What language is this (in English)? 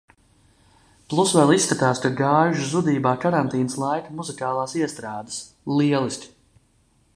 Latvian